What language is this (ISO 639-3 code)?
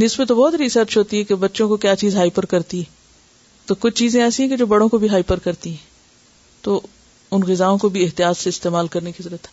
urd